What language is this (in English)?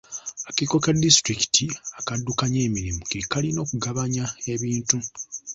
Ganda